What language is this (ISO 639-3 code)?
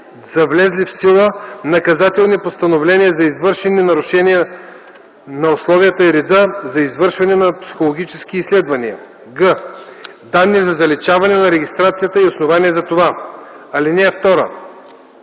bul